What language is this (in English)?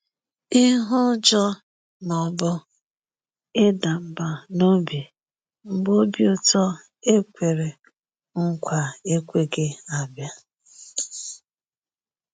Igbo